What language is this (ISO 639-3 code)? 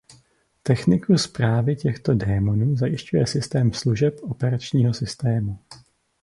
ces